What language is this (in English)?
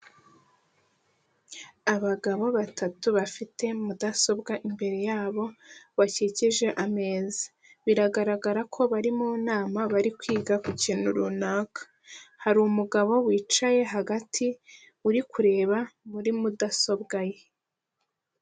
Kinyarwanda